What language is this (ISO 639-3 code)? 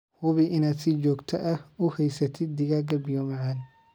som